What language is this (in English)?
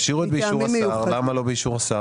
Hebrew